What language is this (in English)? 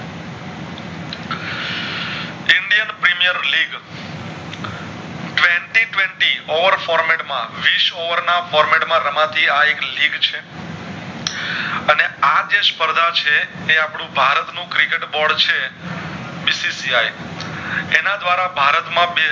Gujarati